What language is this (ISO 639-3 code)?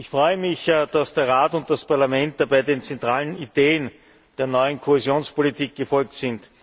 deu